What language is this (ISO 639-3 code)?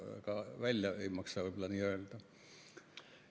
est